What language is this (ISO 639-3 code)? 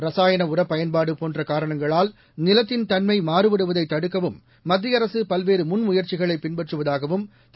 tam